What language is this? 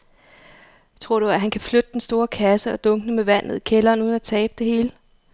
Danish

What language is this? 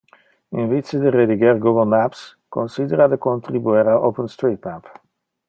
Interlingua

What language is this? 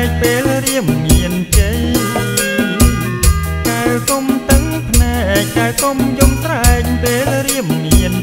Thai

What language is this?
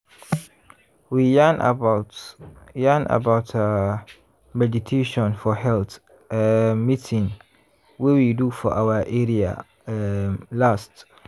Nigerian Pidgin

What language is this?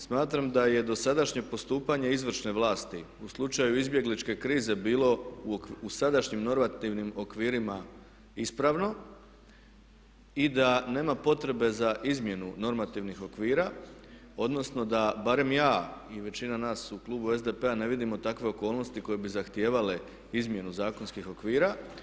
Croatian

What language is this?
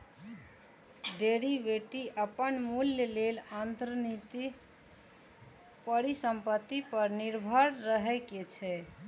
Maithili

